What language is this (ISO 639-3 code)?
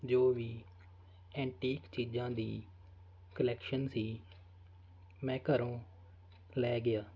pan